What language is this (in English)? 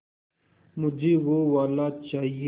Hindi